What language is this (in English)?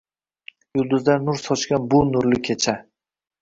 Uzbek